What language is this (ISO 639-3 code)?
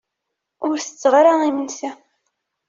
kab